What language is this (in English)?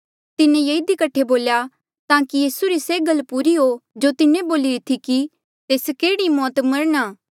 Mandeali